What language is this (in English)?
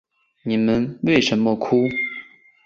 Chinese